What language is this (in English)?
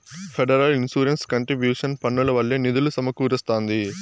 Telugu